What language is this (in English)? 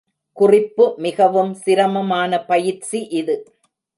Tamil